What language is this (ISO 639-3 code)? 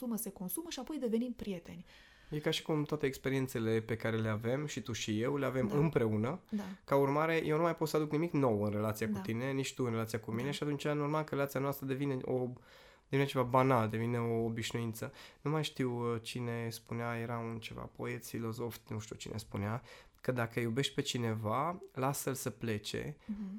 ron